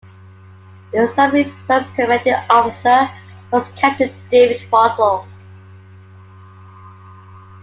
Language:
English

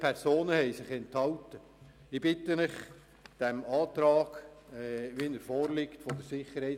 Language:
Swiss German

